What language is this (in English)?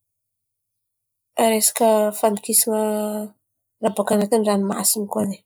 Antankarana Malagasy